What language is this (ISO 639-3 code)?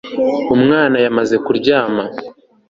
kin